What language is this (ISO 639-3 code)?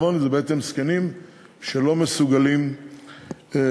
heb